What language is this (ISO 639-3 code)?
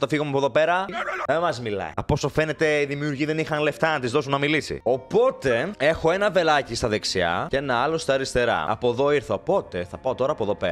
ell